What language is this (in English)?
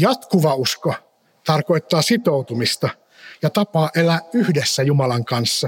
Finnish